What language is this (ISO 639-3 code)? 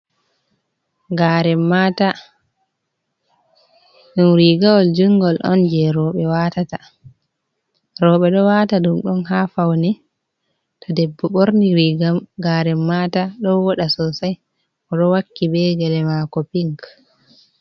ful